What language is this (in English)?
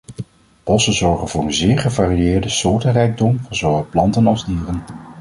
Dutch